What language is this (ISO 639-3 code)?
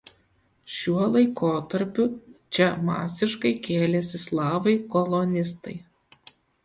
lit